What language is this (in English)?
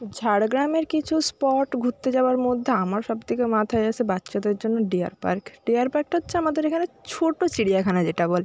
Bangla